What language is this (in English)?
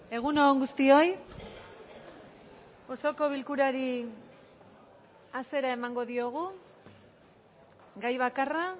Basque